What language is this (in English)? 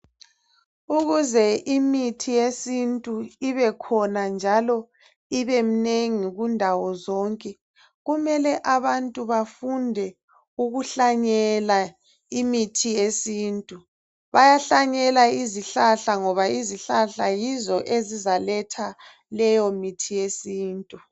North Ndebele